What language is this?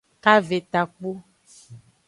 Aja (Benin)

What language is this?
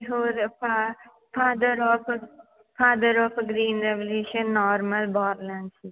Punjabi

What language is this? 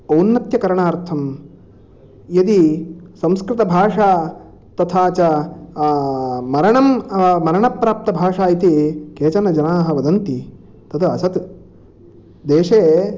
Sanskrit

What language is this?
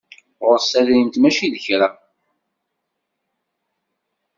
Kabyle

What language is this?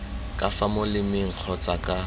Tswana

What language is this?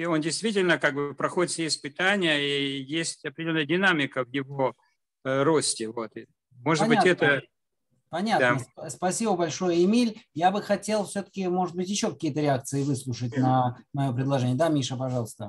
Russian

